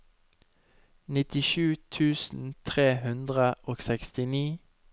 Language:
Norwegian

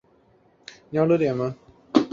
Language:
Chinese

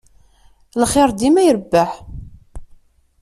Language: Kabyle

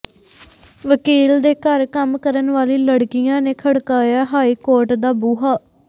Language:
Punjabi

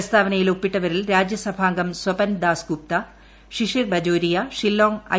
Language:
Malayalam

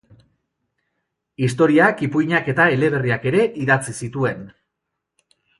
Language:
Basque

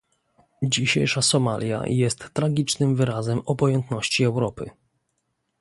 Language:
Polish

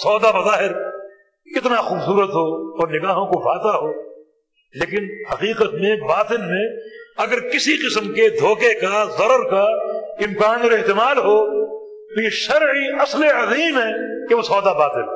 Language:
Urdu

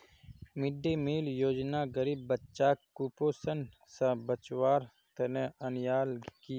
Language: Magahi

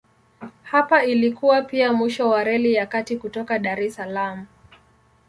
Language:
Swahili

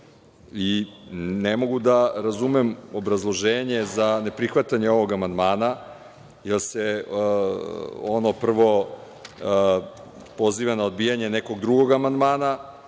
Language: Serbian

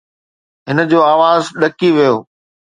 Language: Sindhi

